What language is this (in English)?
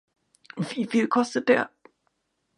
German